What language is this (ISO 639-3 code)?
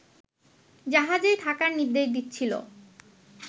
ben